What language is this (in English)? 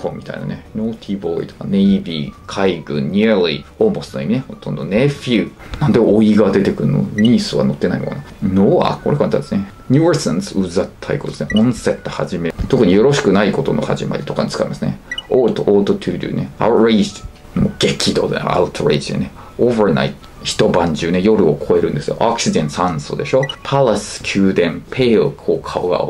Japanese